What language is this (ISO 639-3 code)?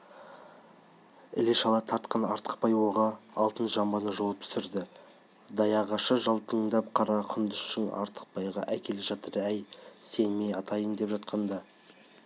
kaz